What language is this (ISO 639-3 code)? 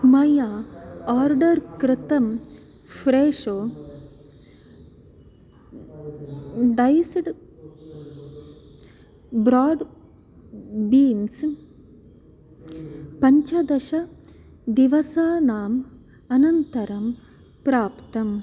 san